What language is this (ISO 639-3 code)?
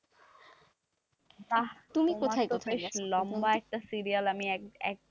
ben